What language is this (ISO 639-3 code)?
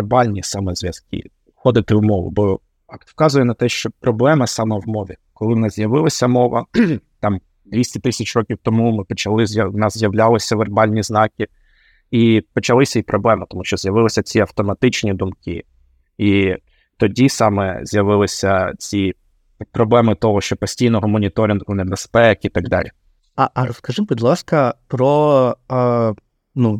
ukr